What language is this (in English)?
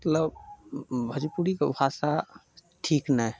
Maithili